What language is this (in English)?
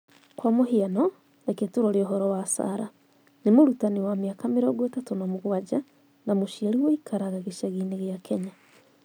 Kikuyu